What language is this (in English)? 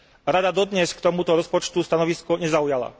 Slovak